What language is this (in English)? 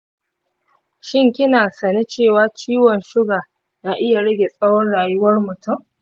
Hausa